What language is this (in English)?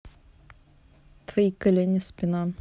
Russian